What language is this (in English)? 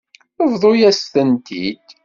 Kabyle